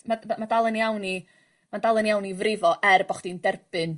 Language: Welsh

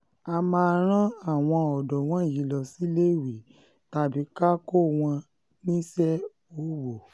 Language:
Yoruba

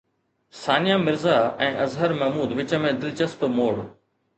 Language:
Sindhi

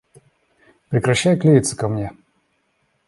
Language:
Russian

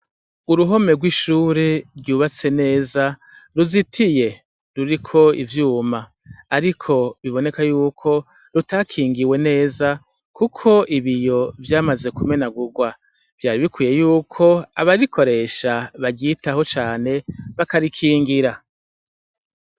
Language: Rundi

